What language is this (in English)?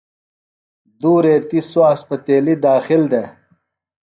Phalura